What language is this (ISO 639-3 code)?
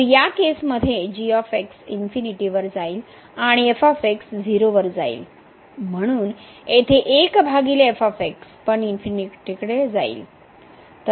mar